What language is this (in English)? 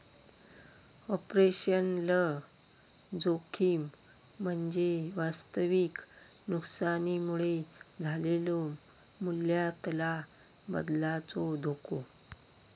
Marathi